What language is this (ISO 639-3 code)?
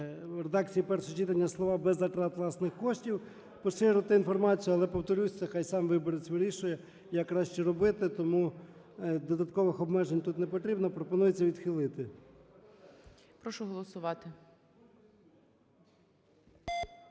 ukr